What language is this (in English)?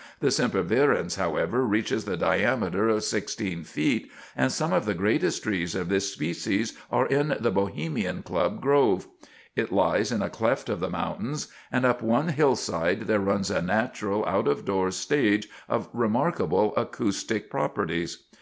English